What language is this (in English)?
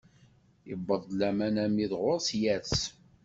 Kabyle